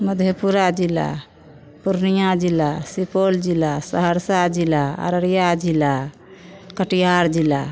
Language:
Maithili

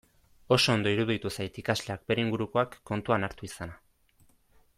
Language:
Basque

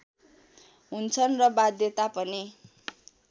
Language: Nepali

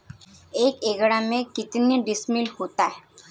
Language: Hindi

